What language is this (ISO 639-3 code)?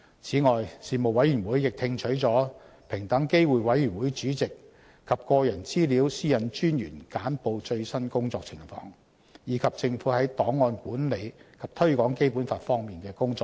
yue